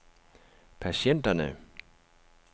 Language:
Danish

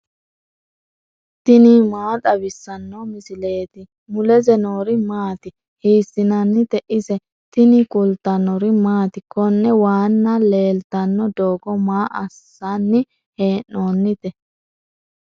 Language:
Sidamo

